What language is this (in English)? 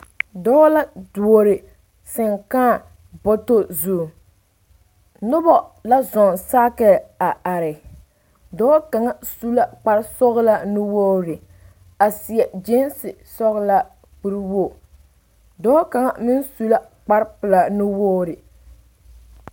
Southern Dagaare